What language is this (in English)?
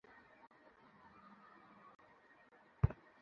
Bangla